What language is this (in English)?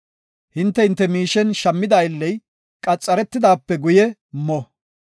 Gofa